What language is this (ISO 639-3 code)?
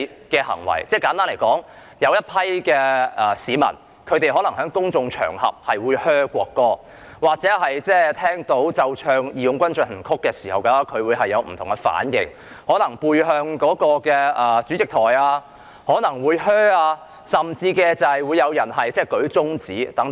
yue